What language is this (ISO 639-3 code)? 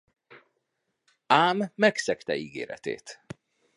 hun